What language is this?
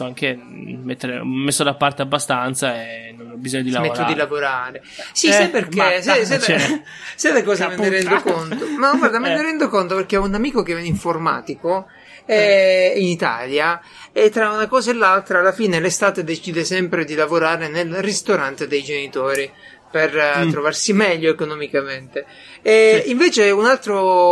Italian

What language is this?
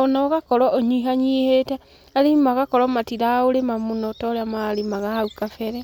Kikuyu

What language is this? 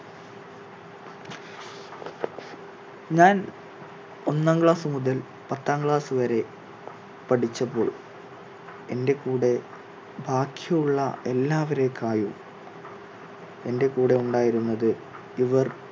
Malayalam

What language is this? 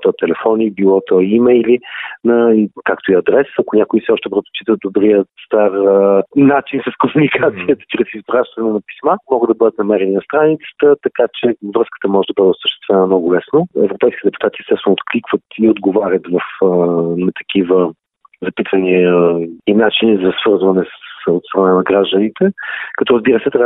Bulgarian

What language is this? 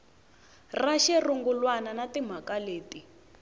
Tsonga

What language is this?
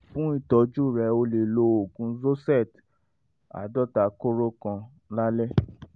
Yoruba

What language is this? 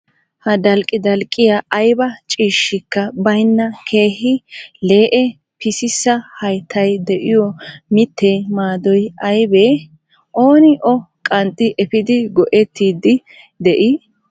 Wolaytta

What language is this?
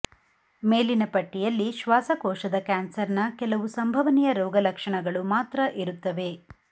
Kannada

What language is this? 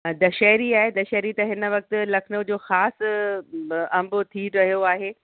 Sindhi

